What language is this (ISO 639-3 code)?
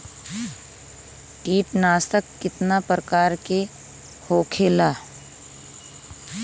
bho